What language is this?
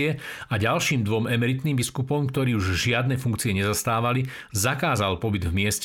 Slovak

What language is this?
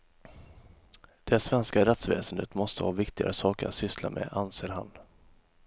Swedish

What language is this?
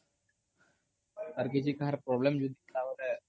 Odia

